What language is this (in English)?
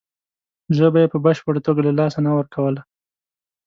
Pashto